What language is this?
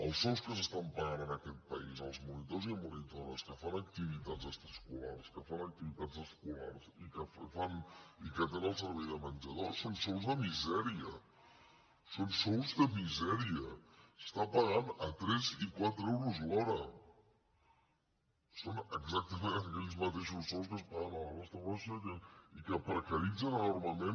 Catalan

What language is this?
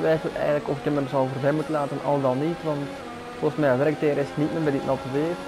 Dutch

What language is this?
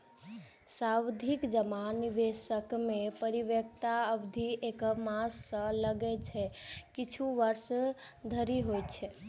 Maithili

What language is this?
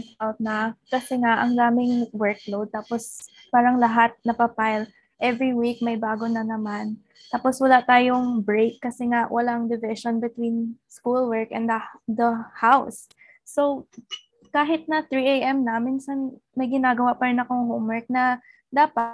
Filipino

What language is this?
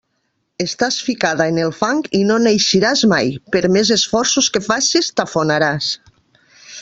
Catalan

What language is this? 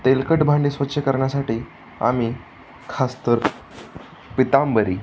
Marathi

